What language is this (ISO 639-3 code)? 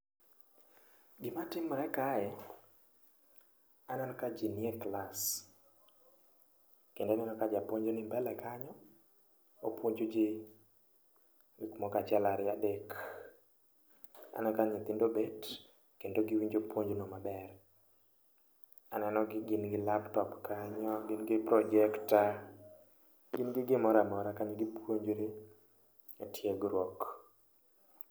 luo